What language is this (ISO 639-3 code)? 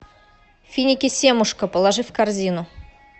rus